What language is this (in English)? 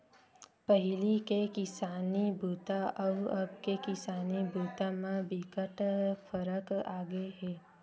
Chhattisgarhi